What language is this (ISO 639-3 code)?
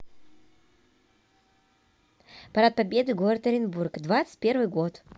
rus